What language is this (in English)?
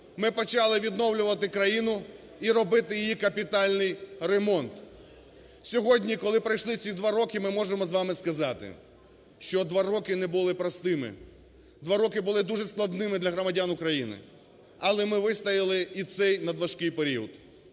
Ukrainian